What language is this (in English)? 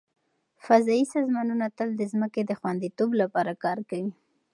Pashto